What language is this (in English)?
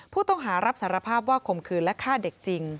Thai